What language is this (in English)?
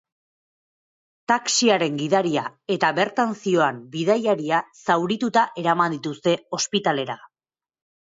Basque